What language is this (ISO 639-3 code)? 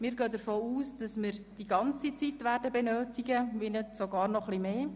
gsw